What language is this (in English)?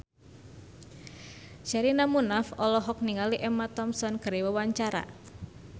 Sundanese